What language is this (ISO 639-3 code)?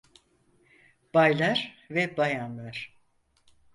tur